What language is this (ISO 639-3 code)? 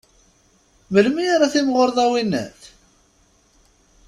kab